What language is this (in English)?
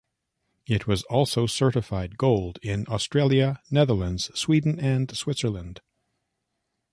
English